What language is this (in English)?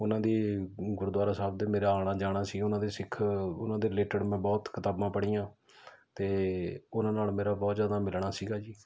Punjabi